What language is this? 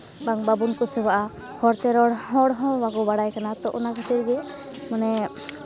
Santali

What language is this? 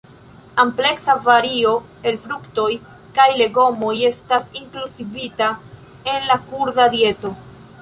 Esperanto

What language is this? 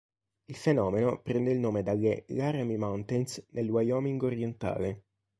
Italian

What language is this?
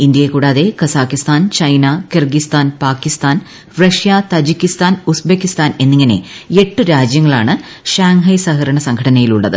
Malayalam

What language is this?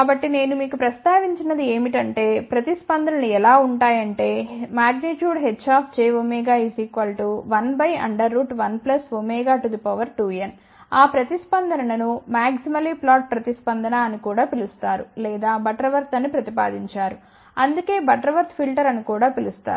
Telugu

